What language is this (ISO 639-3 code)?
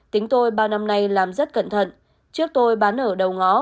vie